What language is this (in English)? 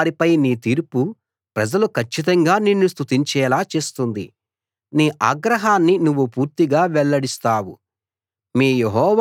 Telugu